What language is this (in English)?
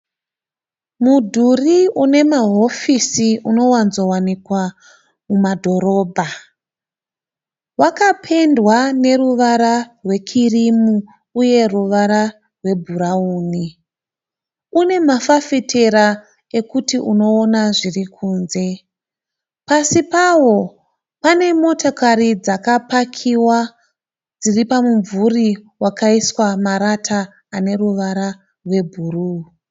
Shona